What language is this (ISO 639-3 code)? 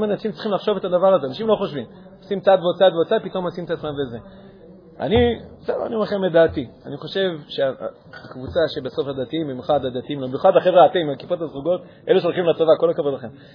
heb